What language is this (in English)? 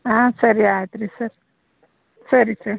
Kannada